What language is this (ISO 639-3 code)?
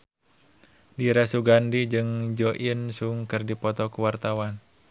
sun